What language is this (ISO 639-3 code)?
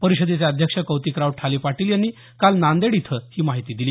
mar